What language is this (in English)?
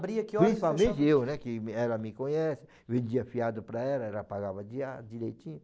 Portuguese